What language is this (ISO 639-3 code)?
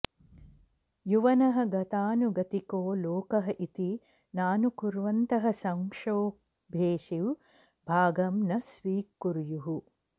san